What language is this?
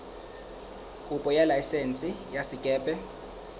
Southern Sotho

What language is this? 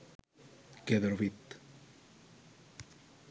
Sinhala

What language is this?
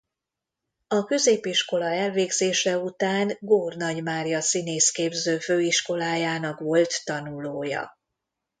Hungarian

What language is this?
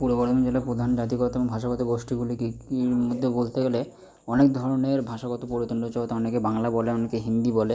Bangla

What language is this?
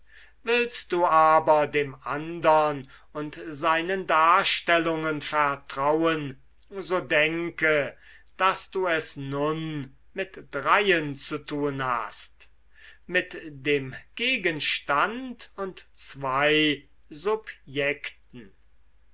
German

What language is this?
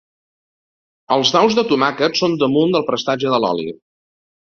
Catalan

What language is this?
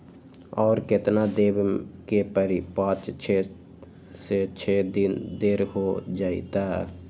Magahi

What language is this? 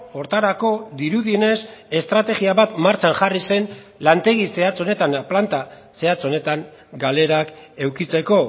Basque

